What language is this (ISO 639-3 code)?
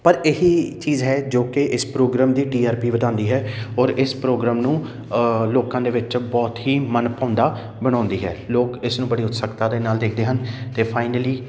pan